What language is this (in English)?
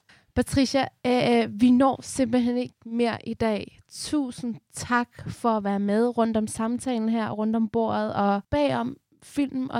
Danish